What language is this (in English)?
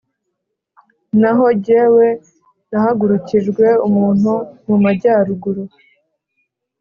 Kinyarwanda